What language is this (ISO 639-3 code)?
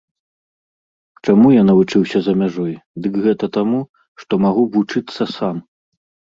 bel